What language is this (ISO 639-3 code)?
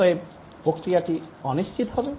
ben